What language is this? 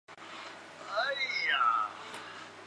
Chinese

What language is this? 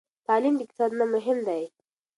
Pashto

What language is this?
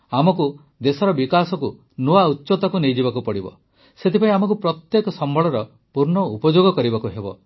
Odia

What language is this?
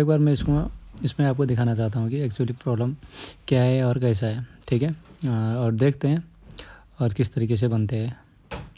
Hindi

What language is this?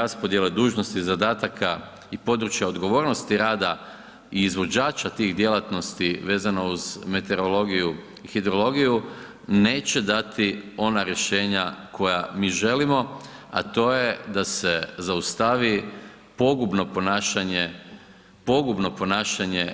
Croatian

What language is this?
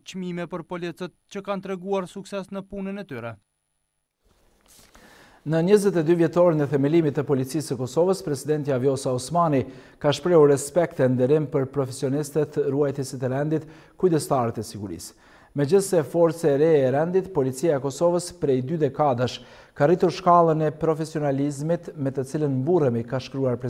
Romanian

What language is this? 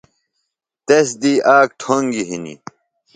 Phalura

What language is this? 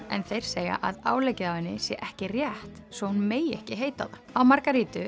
Icelandic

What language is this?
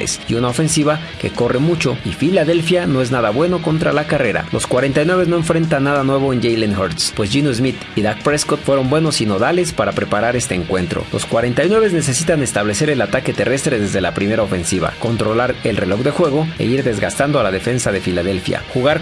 Spanish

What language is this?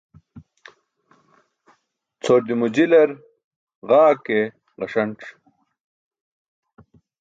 Burushaski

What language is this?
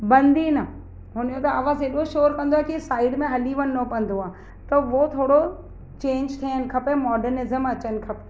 Sindhi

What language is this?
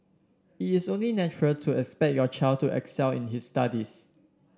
English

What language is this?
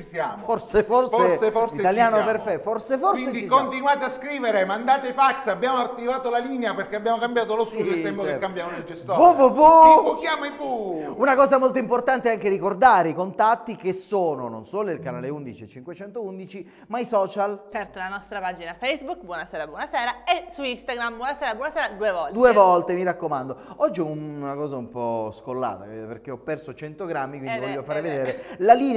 Italian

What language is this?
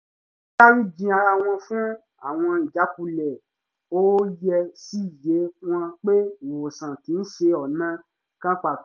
Yoruba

